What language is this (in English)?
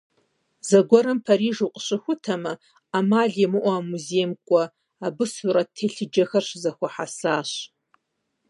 Kabardian